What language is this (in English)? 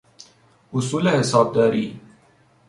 Persian